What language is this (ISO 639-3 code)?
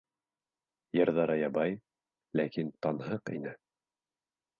bak